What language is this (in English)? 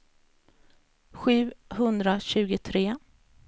Swedish